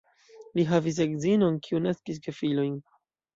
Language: Esperanto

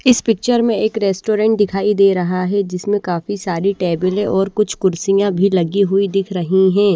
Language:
Hindi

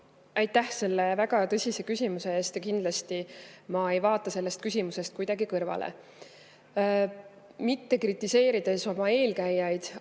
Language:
Estonian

